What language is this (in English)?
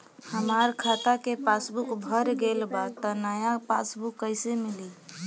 Bhojpuri